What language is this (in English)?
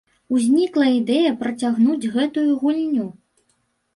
Belarusian